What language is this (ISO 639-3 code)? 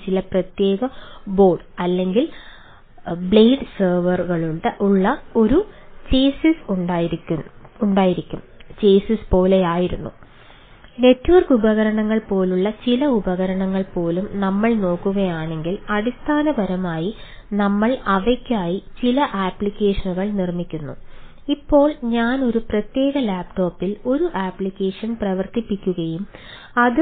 mal